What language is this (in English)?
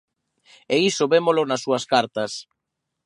Galician